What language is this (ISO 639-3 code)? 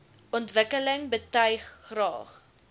afr